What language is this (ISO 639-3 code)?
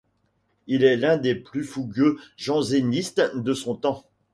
fra